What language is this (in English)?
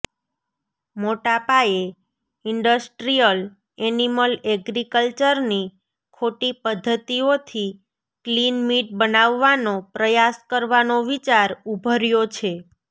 Gujarati